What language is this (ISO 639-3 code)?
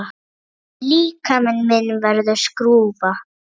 isl